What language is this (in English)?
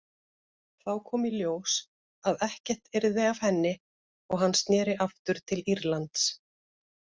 Icelandic